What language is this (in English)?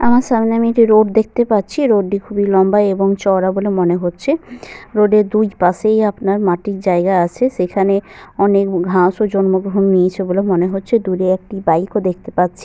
Bangla